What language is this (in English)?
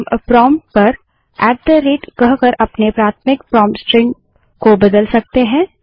Hindi